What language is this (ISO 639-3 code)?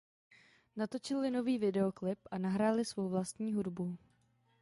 ces